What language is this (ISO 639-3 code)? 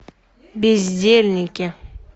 rus